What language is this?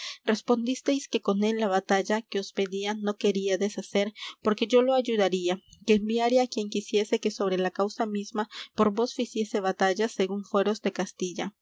Spanish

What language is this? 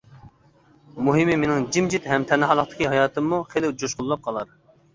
Uyghur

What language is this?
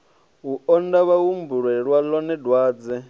Venda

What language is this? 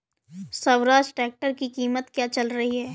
Hindi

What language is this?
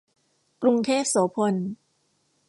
Thai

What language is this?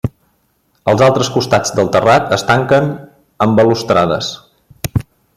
Catalan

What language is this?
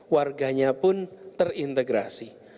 Indonesian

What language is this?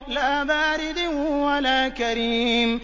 Arabic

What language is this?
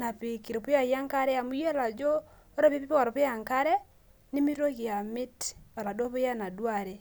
Masai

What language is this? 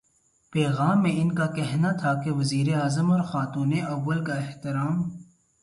Urdu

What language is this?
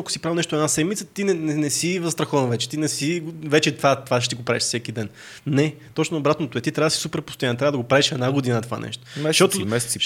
Bulgarian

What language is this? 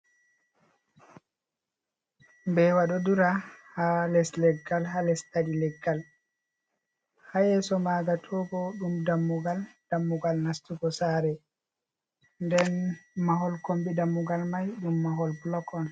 Fula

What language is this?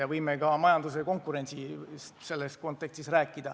Estonian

